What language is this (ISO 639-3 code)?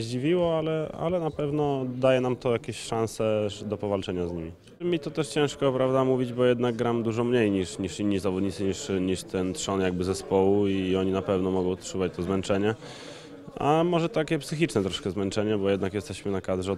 pol